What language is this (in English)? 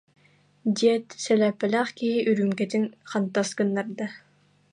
Yakut